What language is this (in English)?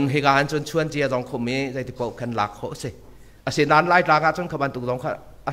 Thai